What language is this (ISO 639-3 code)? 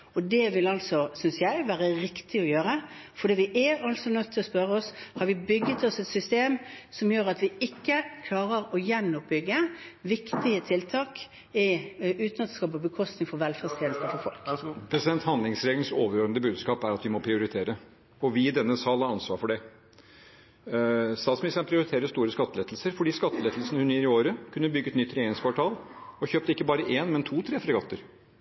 nor